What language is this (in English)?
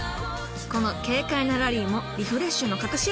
Japanese